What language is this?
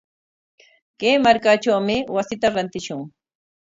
Corongo Ancash Quechua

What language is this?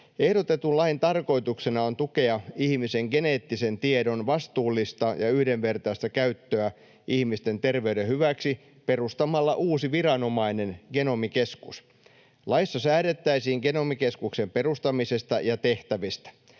Finnish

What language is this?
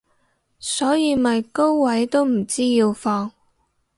Cantonese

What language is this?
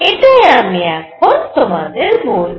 Bangla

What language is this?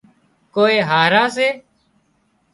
Wadiyara Koli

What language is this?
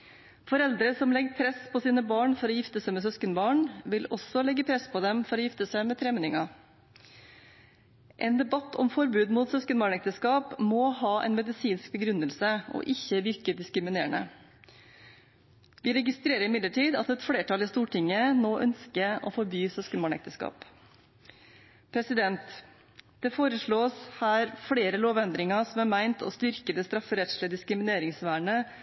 Norwegian Bokmål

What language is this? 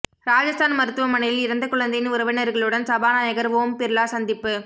Tamil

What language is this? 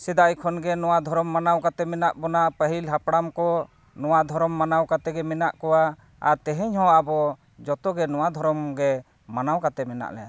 Santali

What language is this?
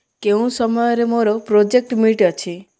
Odia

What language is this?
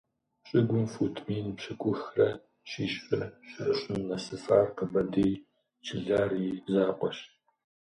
Kabardian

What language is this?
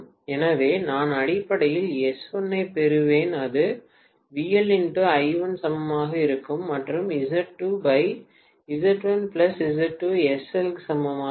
Tamil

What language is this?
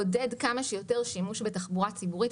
Hebrew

